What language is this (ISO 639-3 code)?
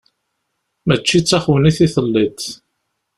kab